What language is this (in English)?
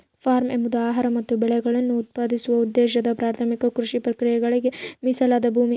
Kannada